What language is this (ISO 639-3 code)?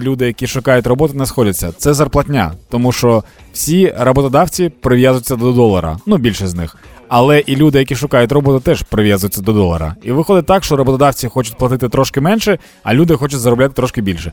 ukr